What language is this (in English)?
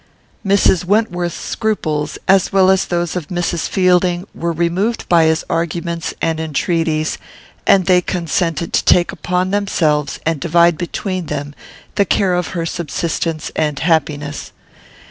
English